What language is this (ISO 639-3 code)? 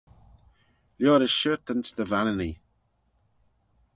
glv